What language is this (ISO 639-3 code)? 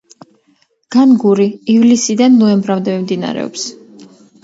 kat